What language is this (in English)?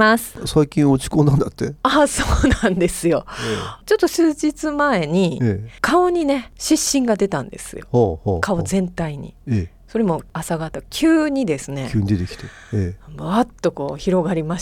Japanese